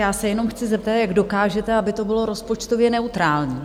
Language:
Czech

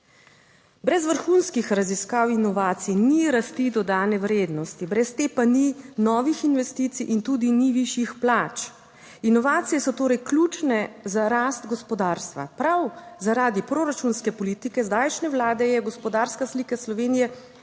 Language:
Slovenian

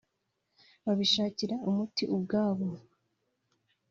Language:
Kinyarwanda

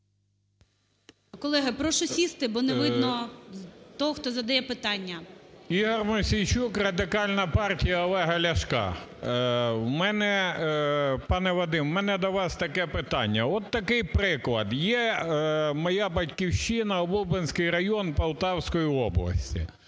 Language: Ukrainian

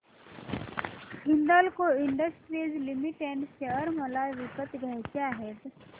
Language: Marathi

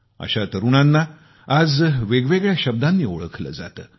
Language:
Marathi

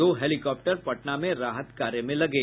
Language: Hindi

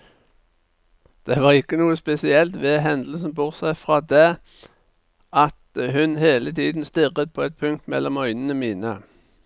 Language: Norwegian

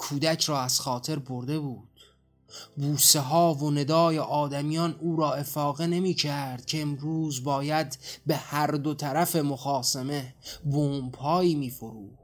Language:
Persian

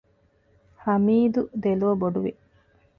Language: Divehi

